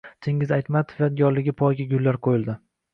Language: Uzbek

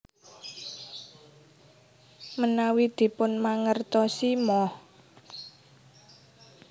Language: Javanese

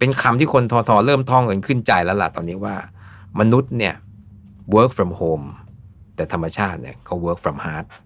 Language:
Thai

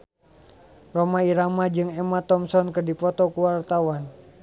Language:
Sundanese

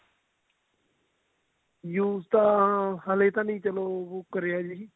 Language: Punjabi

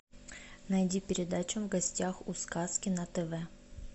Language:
Russian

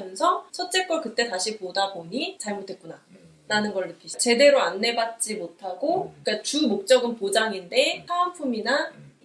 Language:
Korean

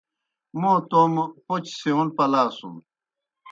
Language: Kohistani Shina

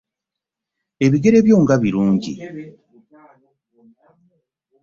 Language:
Ganda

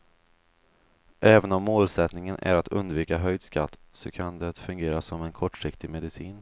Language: Swedish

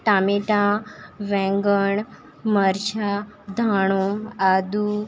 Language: Gujarati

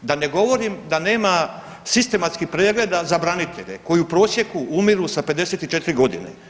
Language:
Croatian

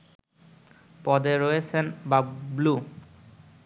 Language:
Bangla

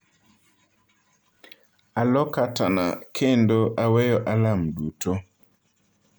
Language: Luo (Kenya and Tanzania)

